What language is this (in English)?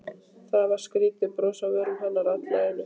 Icelandic